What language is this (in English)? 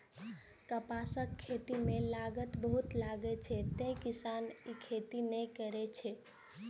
Maithili